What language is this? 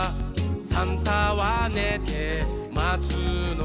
Japanese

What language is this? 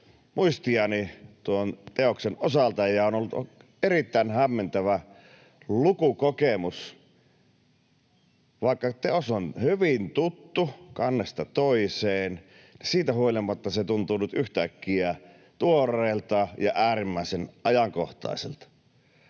Finnish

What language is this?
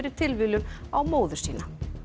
Icelandic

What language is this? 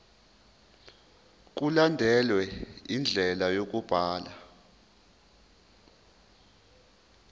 Zulu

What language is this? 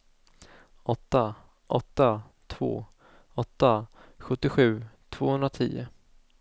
Swedish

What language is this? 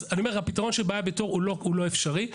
Hebrew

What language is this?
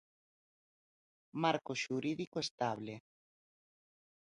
Galician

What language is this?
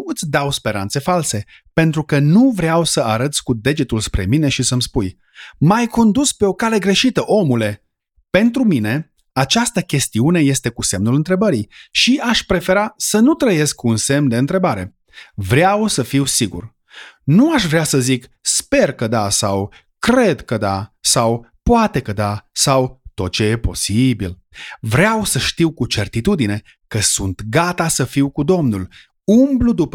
Romanian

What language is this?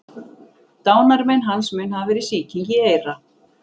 Icelandic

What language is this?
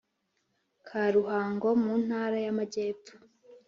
Kinyarwanda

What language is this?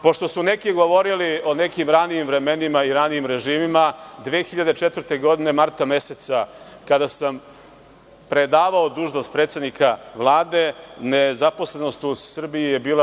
Serbian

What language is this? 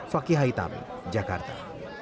Indonesian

